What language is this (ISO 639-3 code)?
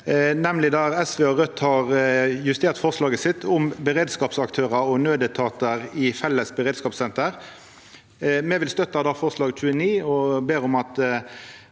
nor